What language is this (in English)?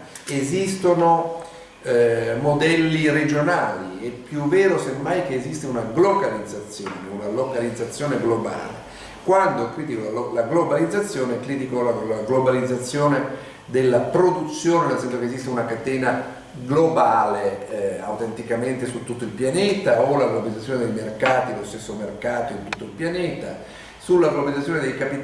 Italian